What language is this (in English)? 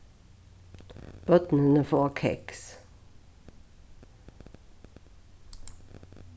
Faroese